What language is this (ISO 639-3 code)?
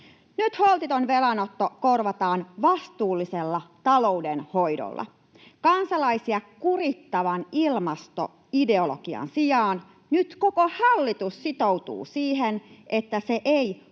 fin